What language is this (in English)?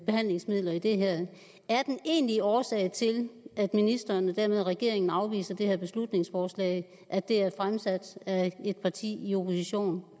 Danish